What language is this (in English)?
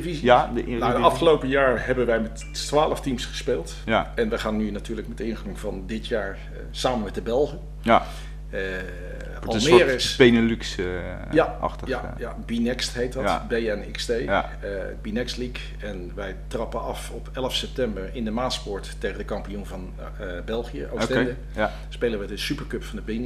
Dutch